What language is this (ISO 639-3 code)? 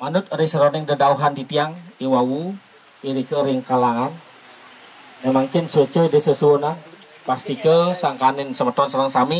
ind